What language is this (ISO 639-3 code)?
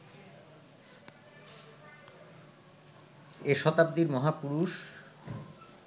ben